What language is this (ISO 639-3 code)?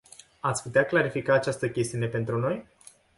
ron